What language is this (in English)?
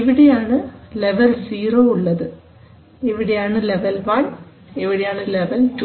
Malayalam